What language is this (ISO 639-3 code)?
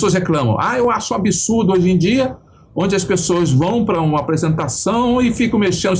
por